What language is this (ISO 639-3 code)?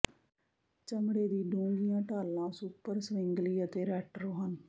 pan